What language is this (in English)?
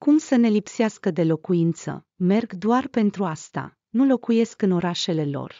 Romanian